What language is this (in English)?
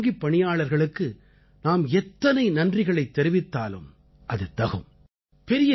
Tamil